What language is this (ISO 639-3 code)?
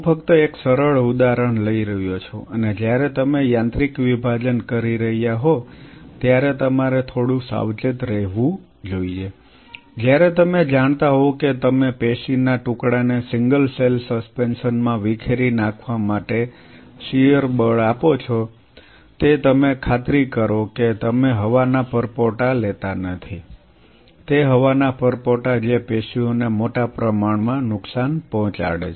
guj